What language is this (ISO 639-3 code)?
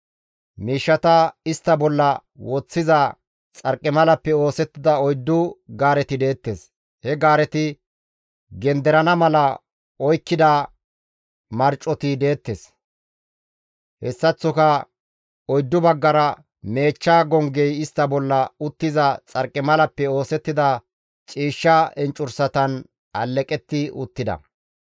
gmv